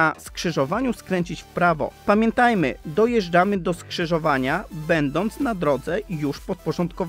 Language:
Polish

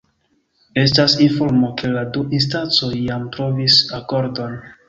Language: Esperanto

